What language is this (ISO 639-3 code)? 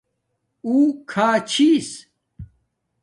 dmk